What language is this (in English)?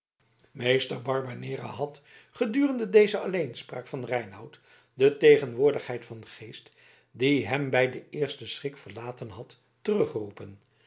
Dutch